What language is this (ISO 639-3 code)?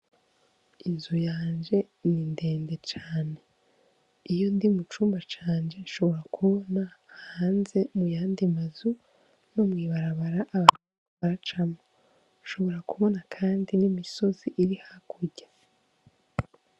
run